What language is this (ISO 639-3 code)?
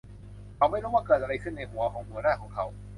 tha